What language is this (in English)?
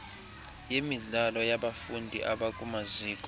Xhosa